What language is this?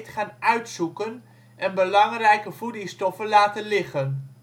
Dutch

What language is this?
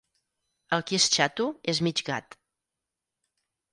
Catalan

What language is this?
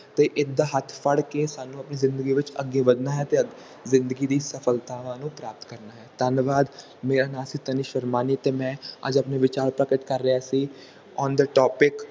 Punjabi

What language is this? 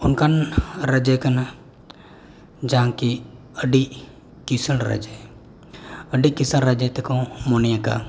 Santali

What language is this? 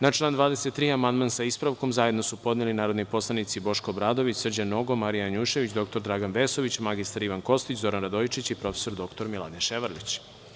Serbian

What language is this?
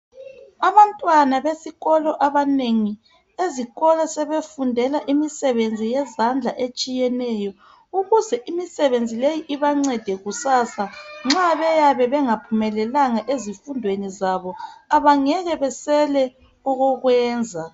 North Ndebele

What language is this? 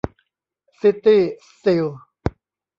Thai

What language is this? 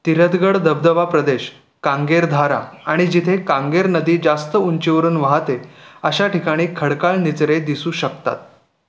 Marathi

